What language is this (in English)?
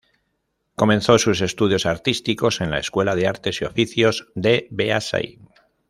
Spanish